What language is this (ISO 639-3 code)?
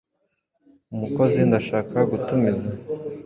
kin